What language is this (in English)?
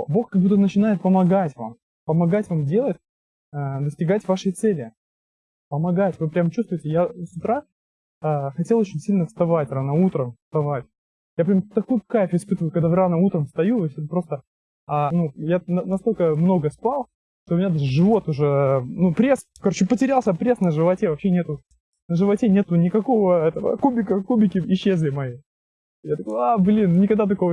Russian